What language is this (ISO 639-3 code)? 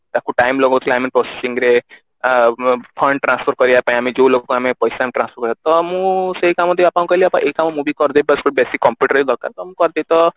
ori